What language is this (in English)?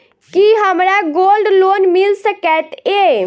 Maithili